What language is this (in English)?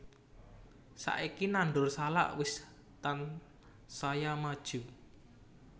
Javanese